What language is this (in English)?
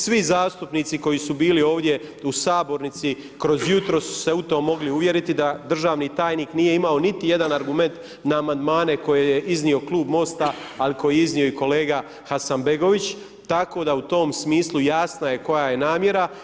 Croatian